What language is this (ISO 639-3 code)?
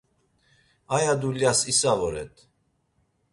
lzz